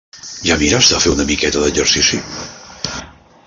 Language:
Catalan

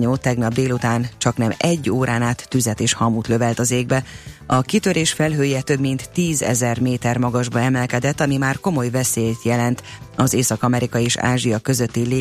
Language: Hungarian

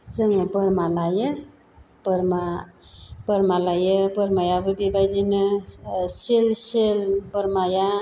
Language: Bodo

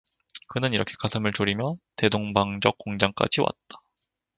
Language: Korean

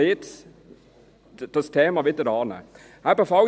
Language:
Swiss German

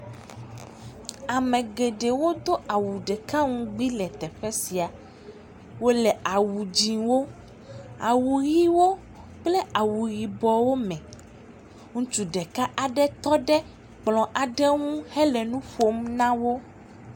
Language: Ewe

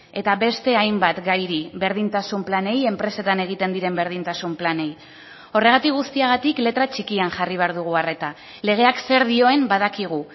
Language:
Basque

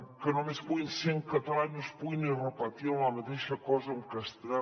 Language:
Catalan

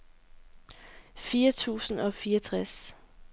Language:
Danish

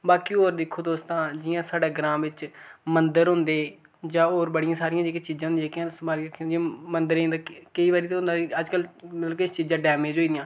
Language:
Dogri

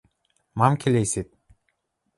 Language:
Western Mari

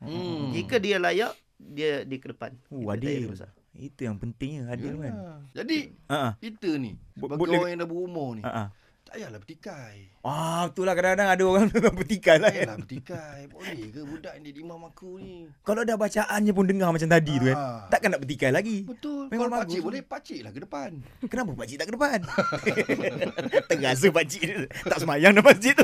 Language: Malay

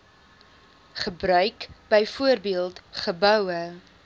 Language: Afrikaans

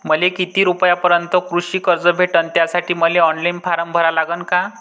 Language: Marathi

